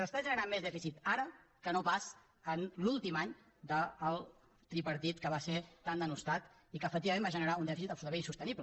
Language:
Catalan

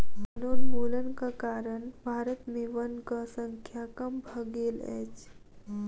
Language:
Maithili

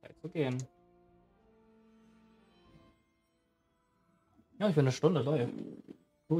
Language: German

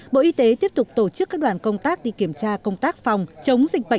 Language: Vietnamese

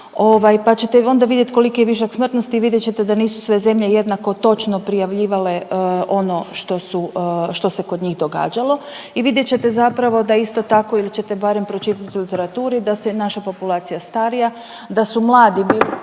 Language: Croatian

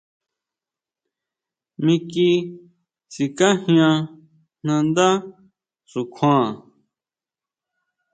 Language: Huautla Mazatec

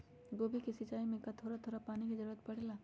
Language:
Magahi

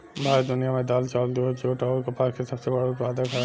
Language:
Bhojpuri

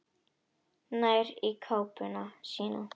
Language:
Icelandic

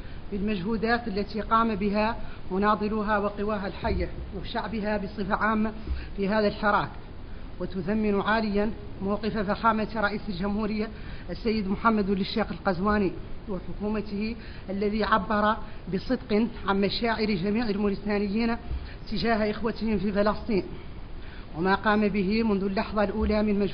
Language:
Arabic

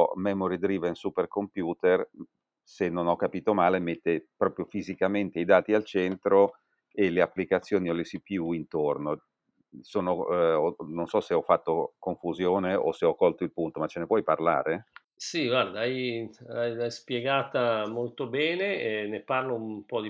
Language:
Italian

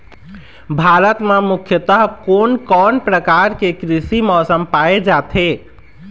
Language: Chhattisgarhi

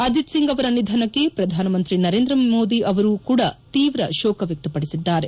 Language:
Kannada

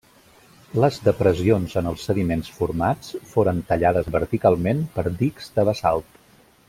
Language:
Catalan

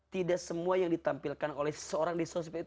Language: Indonesian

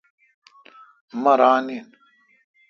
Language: Kalkoti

